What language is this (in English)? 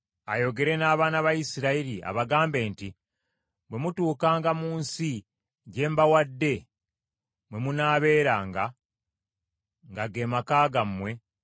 Ganda